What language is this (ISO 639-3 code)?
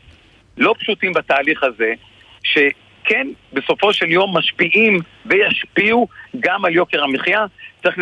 heb